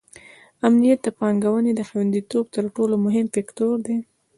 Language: Pashto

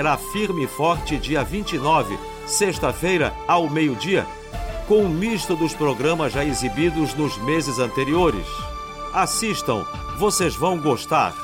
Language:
Portuguese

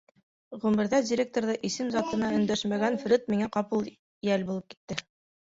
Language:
Bashkir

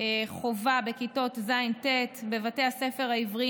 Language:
Hebrew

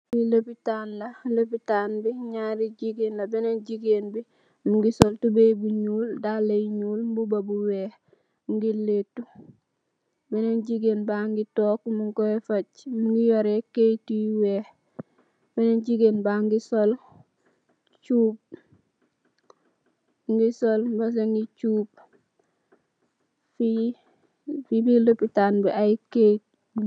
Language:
Wolof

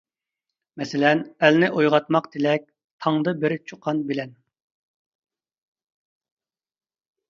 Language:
Uyghur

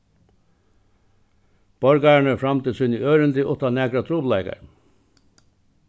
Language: Faroese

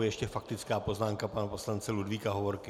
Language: Czech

